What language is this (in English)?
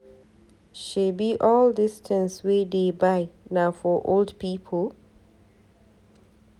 Nigerian Pidgin